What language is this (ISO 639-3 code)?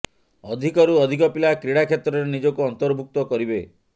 ori